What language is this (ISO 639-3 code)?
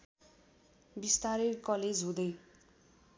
nep